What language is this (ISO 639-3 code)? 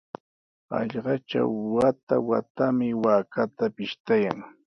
qws